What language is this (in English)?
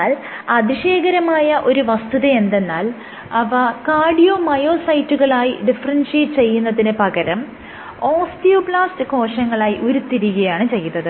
Malayalam